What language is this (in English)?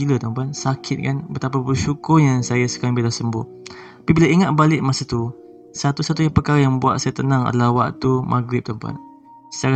Malay